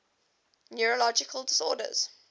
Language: English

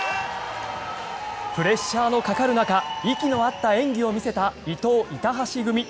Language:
Japanese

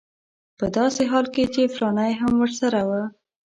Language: Pashto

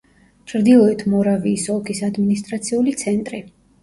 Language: Georgian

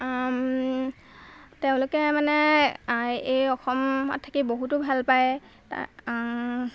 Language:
Assamese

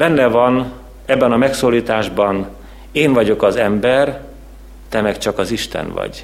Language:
Hungarian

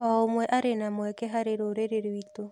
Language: Kikuyu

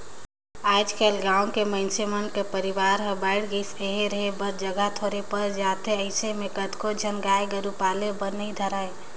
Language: Chhattisgarhi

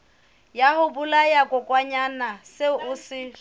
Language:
Southern Sotho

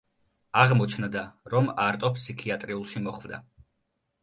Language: Georgian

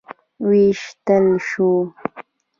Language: Pashto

